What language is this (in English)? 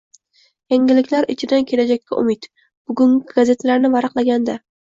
Uzbek